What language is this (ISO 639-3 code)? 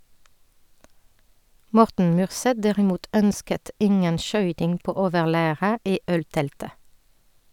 nor